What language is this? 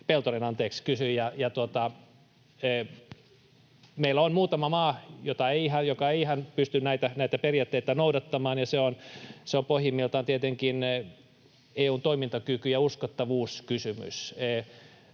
Finnish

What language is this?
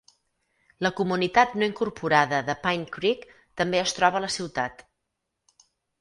Catalan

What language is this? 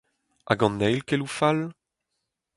Breton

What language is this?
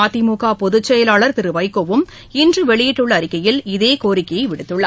Tamil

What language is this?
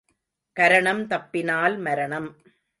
Tamil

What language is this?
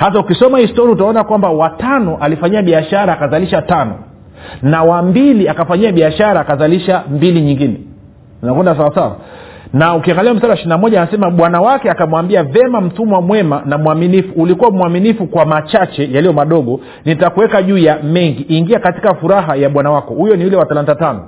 Swahili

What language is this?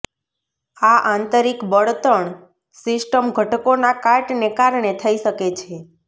Gujarati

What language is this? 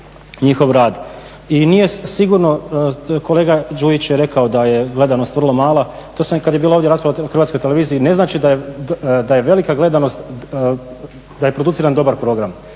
Croatian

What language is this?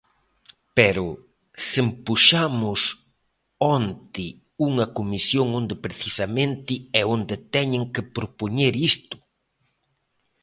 Galician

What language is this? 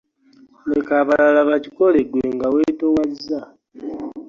Ganda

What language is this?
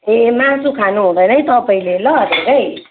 Nepali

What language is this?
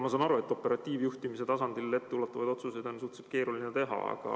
Estonian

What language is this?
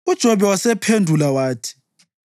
North Ndebele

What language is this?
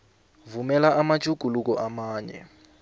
South Ndebele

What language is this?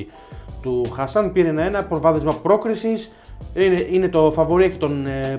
Greek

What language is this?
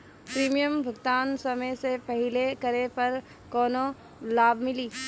Bhojpuri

